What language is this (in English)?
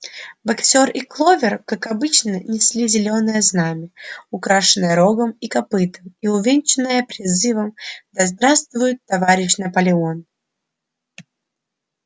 Russian